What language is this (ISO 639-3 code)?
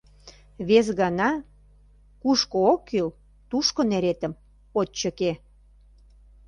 chm